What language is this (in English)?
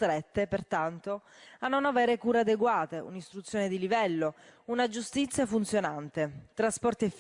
Italian